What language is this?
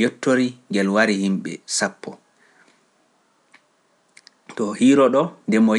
Pular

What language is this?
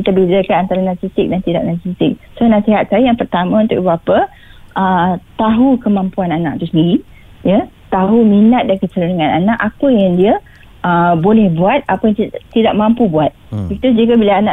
Malay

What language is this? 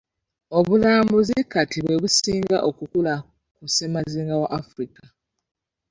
Ganda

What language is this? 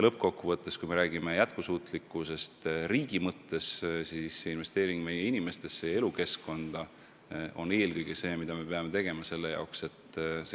Estonian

